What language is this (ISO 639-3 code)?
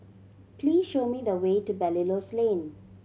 eng